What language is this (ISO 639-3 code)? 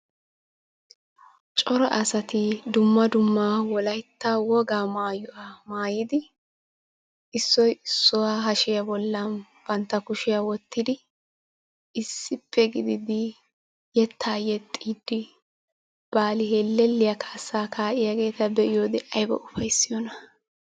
wal